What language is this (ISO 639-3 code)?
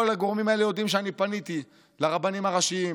heb